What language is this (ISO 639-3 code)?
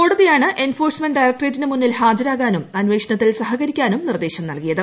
mal